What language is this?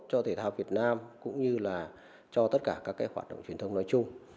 Vietnamese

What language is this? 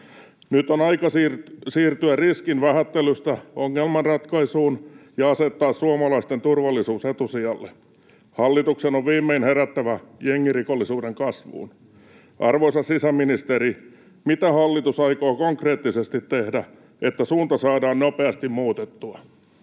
Finnish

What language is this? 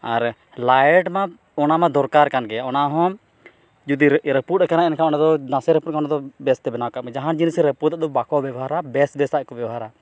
Santali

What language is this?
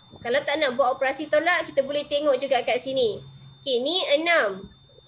Malay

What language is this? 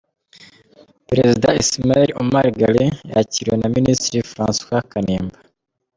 Kinyarwanda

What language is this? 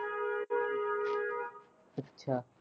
Punjabi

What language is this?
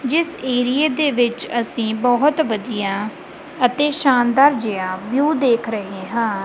Punjabi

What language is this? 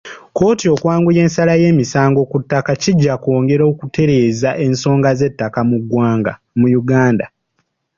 Ganda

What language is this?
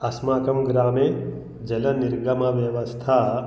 Sanskrit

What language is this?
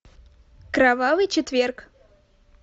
Russian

